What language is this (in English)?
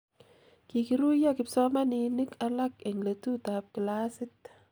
Kalenjin